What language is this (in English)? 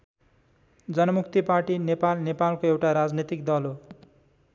Nepali